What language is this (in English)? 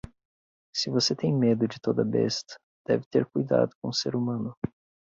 Portuguese